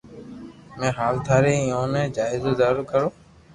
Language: Loarki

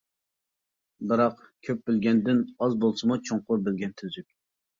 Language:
Uyghur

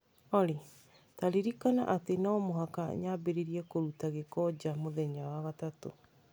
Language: Kikuyu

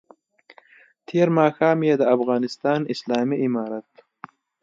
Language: Pashto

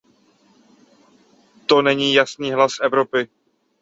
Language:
Czech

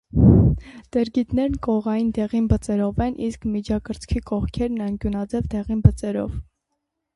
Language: Armenian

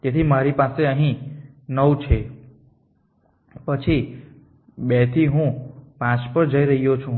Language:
Gujarati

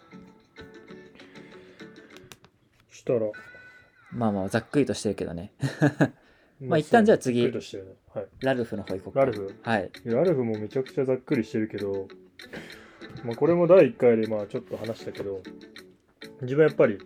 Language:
Japanese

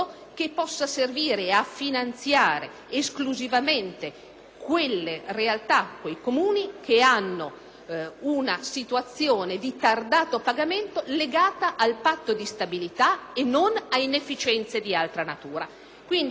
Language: Italian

